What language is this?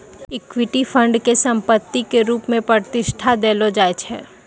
Maithili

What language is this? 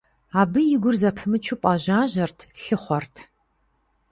Kabardian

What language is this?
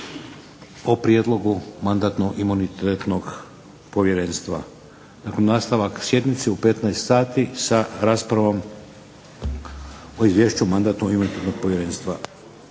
Croatian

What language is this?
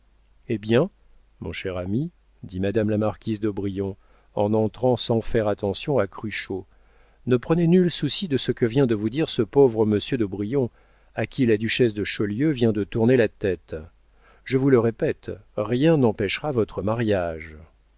French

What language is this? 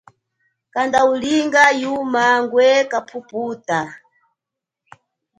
Chokwe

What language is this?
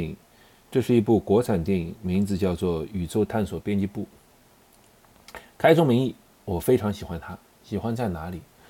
Chinese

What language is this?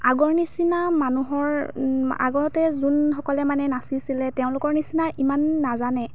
Assamese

